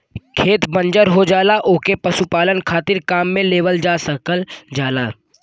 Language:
Bhojpuri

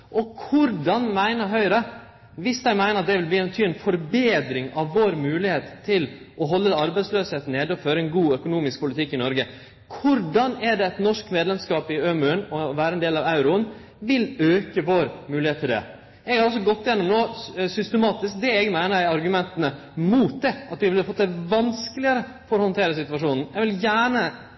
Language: Norwegian Nynorsk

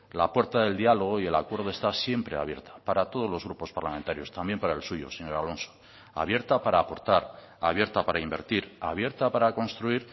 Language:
Spanish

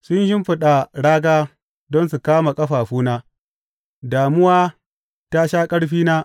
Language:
Hausa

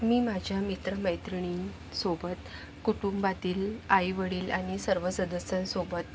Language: Marathi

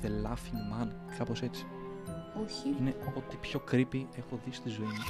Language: Greek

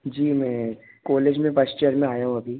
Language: Hindi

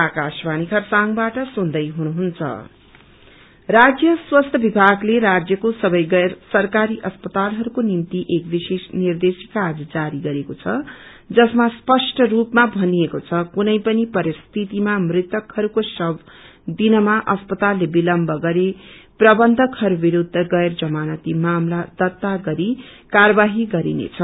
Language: Nepali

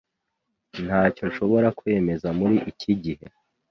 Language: Kinyarwanda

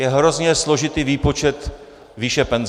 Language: Czech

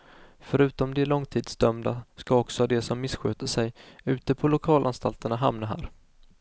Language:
Swedish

